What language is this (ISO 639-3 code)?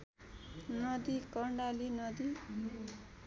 nep